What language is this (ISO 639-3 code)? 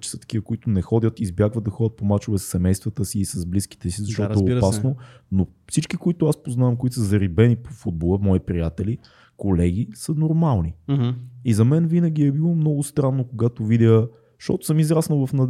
bul